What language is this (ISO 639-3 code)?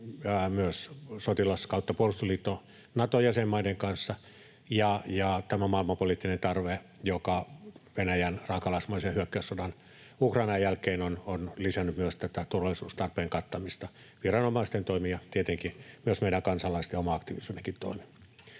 fin